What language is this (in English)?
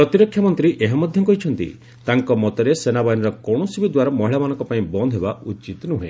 Odia